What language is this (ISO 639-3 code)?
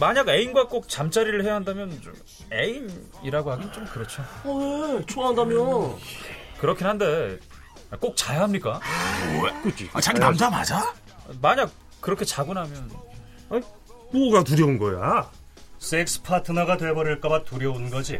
kor